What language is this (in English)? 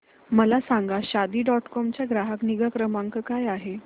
Marathi